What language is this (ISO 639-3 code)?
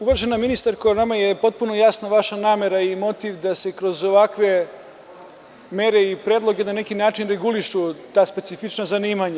srp